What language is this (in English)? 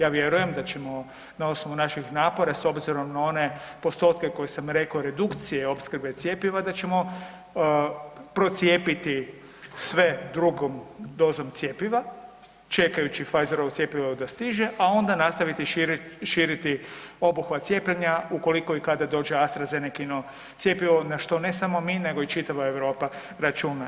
Croatian